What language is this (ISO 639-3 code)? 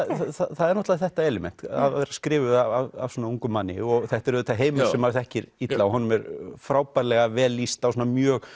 isl